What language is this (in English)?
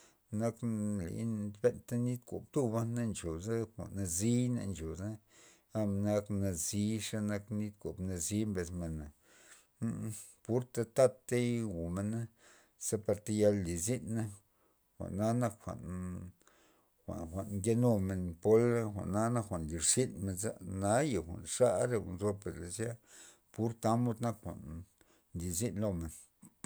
Loxicha Zapotec